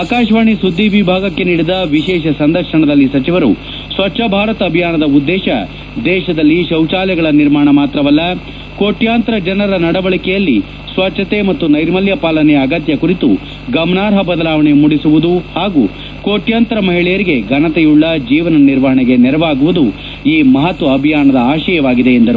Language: Kannada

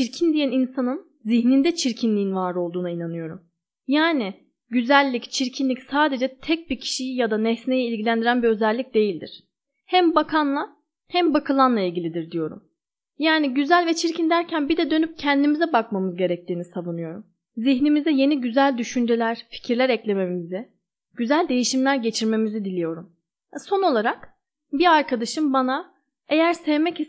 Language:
Turkish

